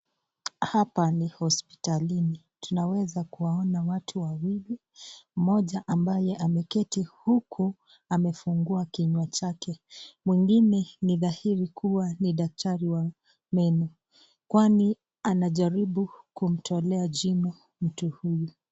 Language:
Swahili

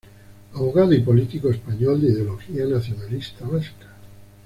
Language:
Spanish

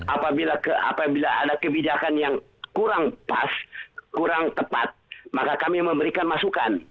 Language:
Indonesian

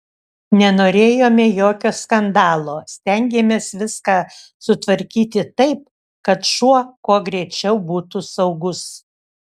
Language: Lithuanian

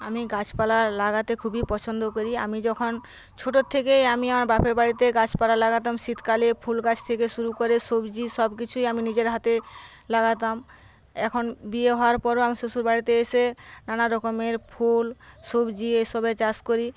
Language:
Bangla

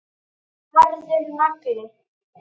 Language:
Icelandic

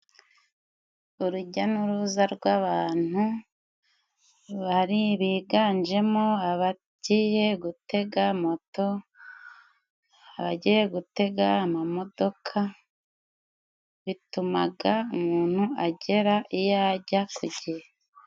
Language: Kinyarwanda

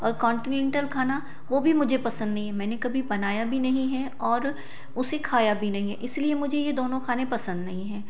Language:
Hindi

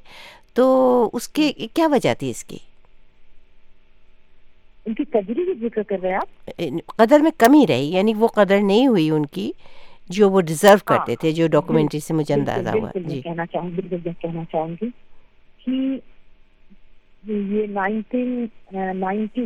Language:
Urdu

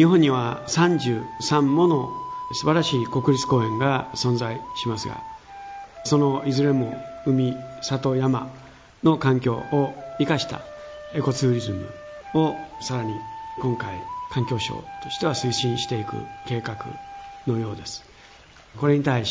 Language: Japanese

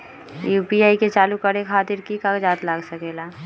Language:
Magahi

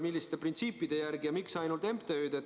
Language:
Estonian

